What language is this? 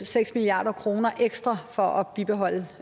Danish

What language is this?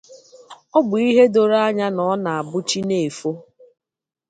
Igbo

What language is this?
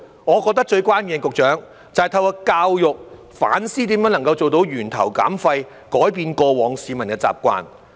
Cantonese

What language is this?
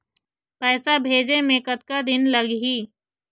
Chhattisgarhi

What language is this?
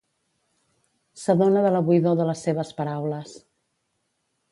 Catalan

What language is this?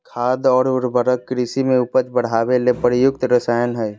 Magahi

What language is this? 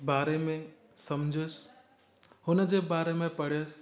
Sindhi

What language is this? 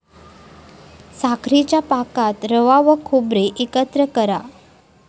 Marathi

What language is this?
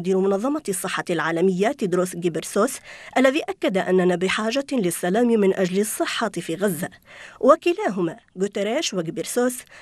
Arabic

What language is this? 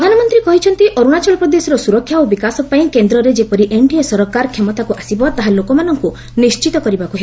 Odia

